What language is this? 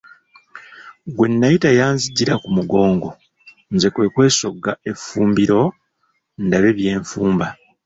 Ganda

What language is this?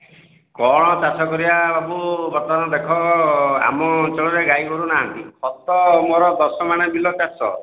Odia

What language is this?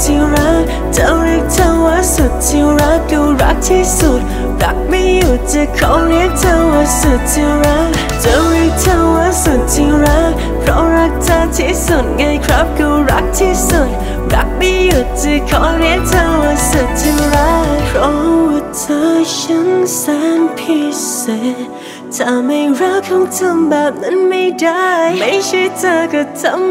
Thai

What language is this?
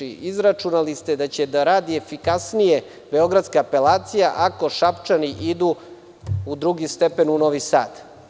Serbian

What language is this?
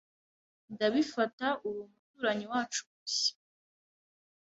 Kinyarwanda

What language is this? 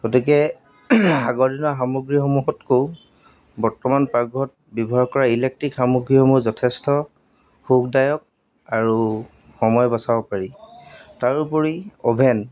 Assamese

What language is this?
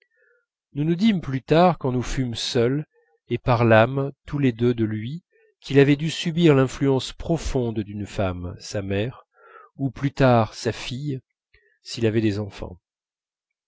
French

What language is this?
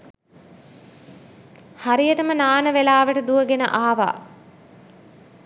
Sinhala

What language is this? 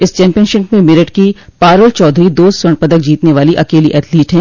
Hindi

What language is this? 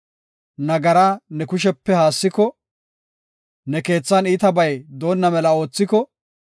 Gofa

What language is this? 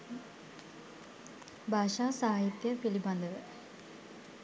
Sinhala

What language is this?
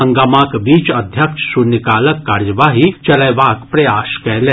Maithili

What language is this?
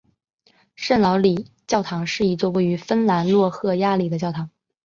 Chinese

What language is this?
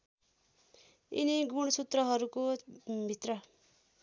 Nepali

